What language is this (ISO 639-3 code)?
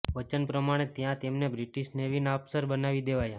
guj